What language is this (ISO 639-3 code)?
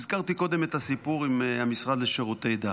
heb